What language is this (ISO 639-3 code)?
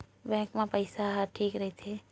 hne